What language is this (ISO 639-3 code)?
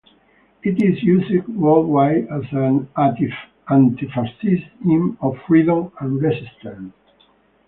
eng